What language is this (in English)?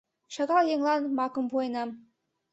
Mari